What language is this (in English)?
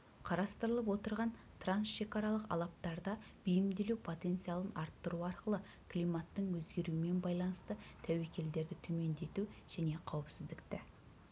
Kazakh